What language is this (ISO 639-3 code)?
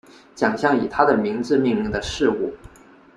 zho